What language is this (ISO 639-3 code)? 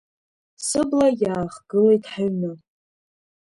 abk